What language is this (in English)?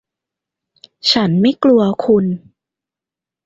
Thai